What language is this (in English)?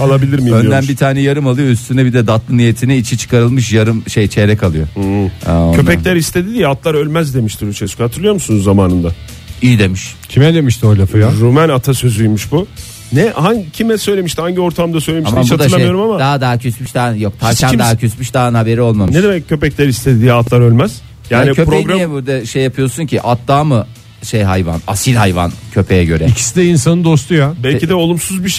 Turkish